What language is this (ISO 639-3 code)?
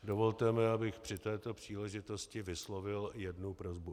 ces